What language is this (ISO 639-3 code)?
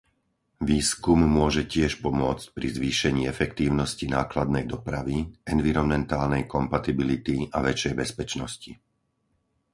slk